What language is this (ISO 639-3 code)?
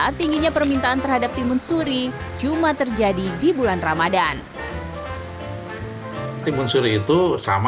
ind